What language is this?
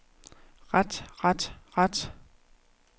Danish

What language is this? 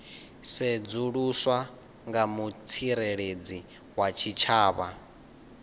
Venda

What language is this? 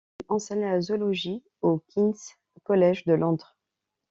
French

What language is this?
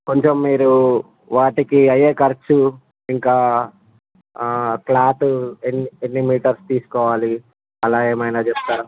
Telugu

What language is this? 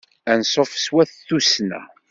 Kabyle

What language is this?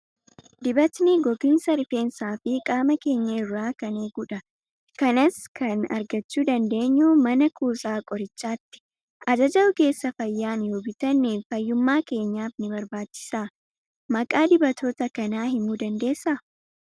Oromo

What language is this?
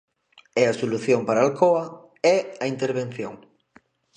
Galician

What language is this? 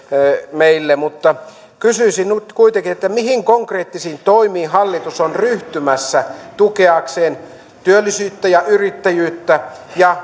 Finnish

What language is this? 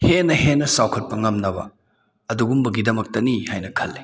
Manipuri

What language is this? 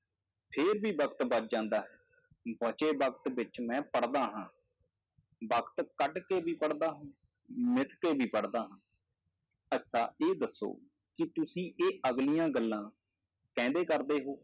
Punjabi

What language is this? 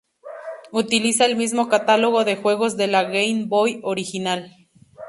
Spanish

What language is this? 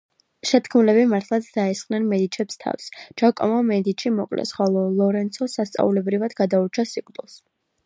Georgian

